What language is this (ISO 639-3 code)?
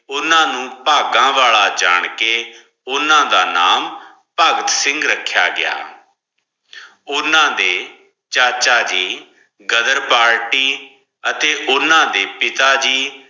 pan